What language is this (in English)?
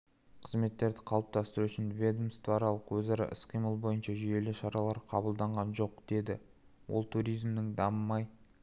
Kazakh